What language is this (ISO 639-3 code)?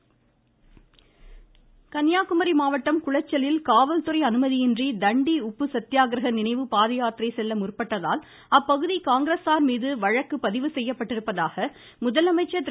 tam